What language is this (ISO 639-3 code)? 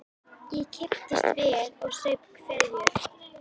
isl